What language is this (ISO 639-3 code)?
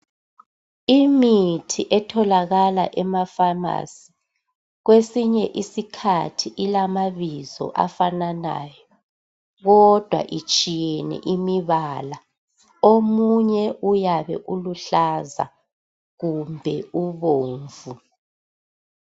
nde